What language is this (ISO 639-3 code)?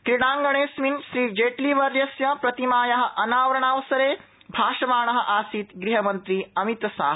san